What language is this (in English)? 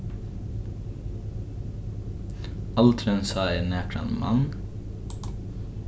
Faroese